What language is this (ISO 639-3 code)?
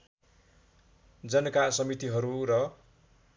nep